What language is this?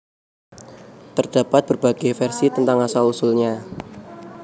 Javanese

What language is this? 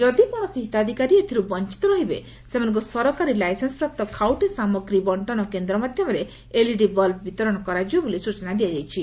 Odia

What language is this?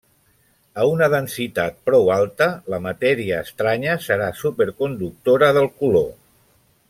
Catalan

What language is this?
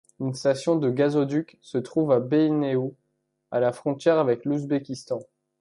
French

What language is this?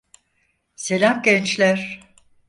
Turkish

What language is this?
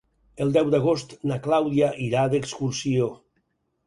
Catalan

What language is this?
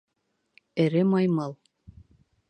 Bashkir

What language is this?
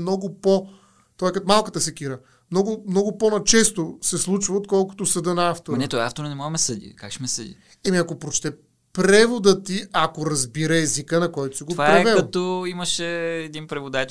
Bulgarian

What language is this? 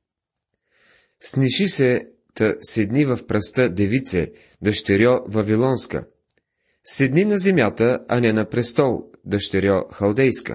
Bulgarian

